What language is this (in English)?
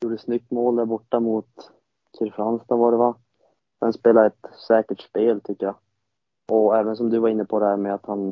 Swedish